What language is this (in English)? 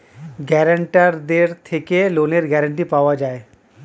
Bangla